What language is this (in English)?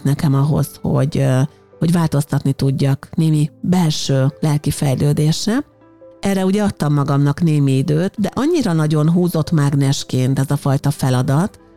Hungarian